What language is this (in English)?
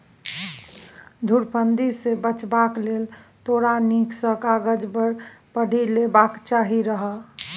Maithili